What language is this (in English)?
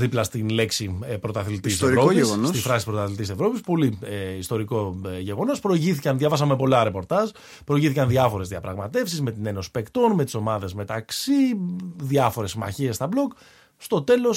Greek